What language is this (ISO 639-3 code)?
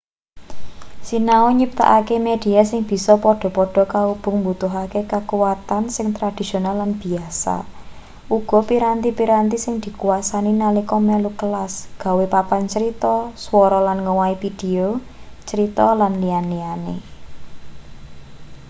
jav